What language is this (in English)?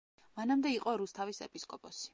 Georgian